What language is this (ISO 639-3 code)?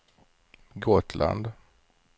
swe